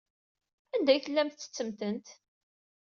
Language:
Kabyle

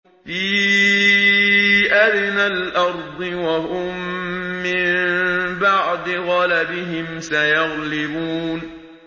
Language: Arabic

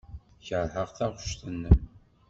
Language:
Kabyle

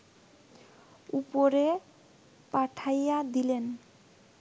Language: Bangla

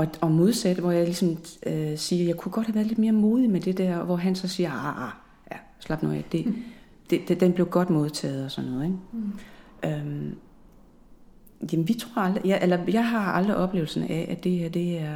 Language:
Danish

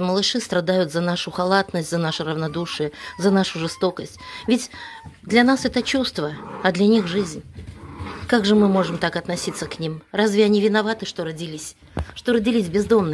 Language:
Russian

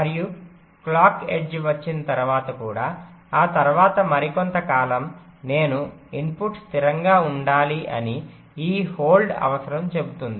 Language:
Telugu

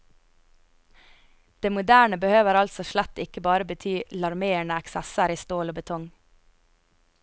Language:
Norwegian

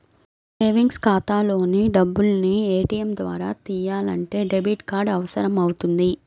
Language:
Telugu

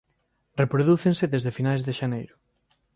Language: Galician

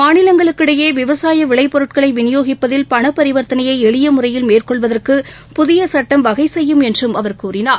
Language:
Tamil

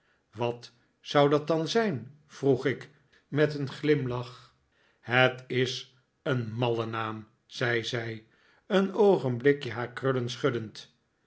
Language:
Dutch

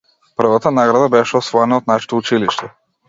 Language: Macedonian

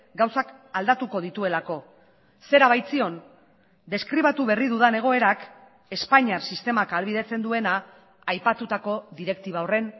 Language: Basque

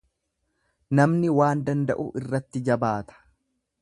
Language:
Oromo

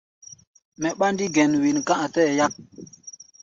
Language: Gbaya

